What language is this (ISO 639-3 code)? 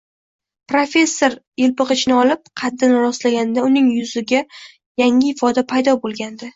uzb